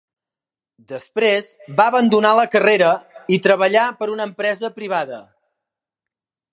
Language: Catalan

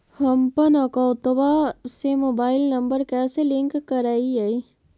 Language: Magahi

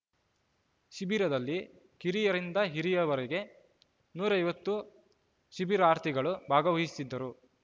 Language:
Kannada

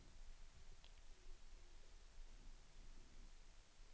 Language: Swedish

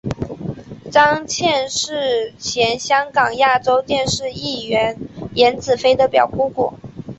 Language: Chinese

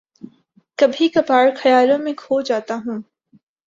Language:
Urdu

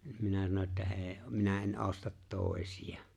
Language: Finnish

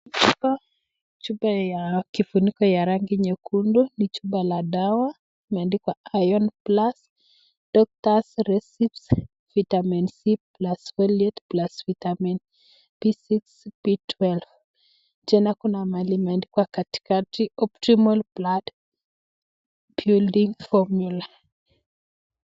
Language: Swahili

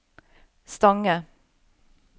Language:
Norwegian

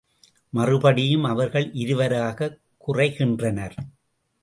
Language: Tamil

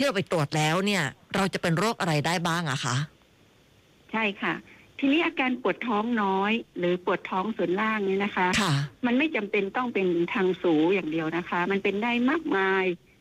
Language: Thai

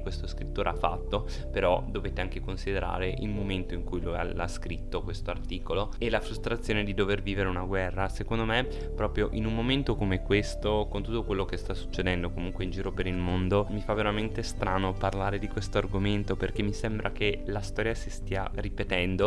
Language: Italian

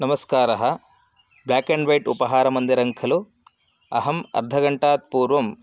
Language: Sanskrit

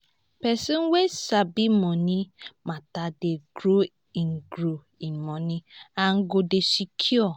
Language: Nigerian Pidgin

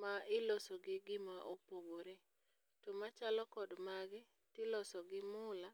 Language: Luo (Kenya and Tanzania)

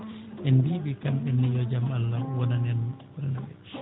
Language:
Fula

